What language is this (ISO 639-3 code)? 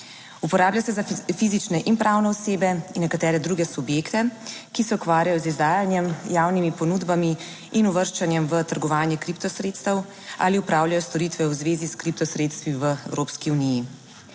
slv